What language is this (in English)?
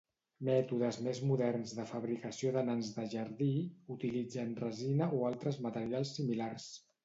Catalan